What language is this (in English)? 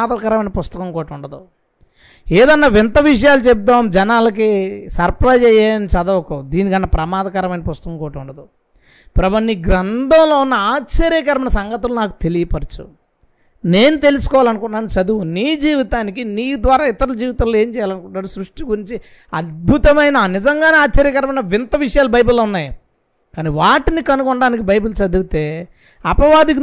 Telugu